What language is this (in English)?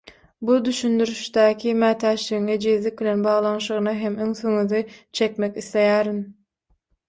Turkmen